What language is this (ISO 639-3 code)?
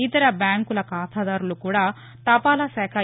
tel